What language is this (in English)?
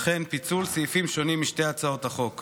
Hebrew